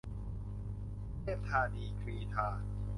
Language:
Thai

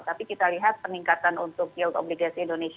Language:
Indonesian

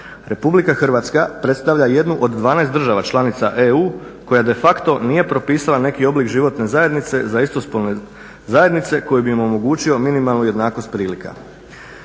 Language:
Croatian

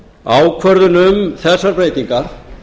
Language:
Icelandic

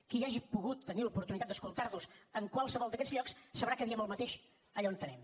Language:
Catalan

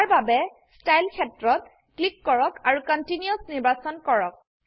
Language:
Assamese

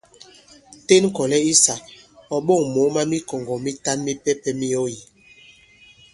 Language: Bankon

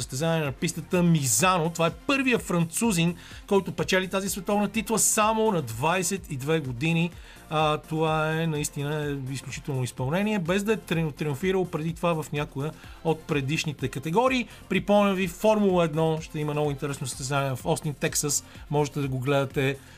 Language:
Bulgarian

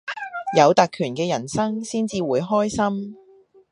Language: Cantonese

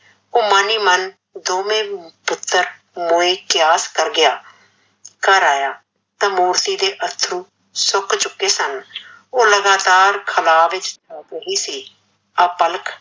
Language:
Punjabi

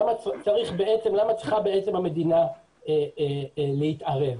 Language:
Hebrew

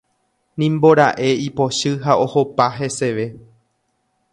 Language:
Guarani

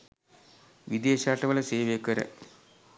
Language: Sinhala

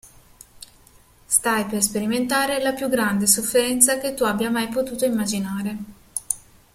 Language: Italian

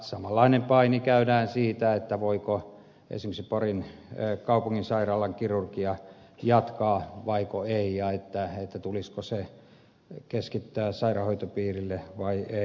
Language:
Finnish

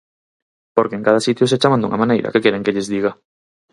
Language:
Galician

